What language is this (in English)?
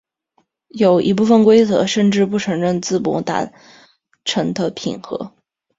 Chinese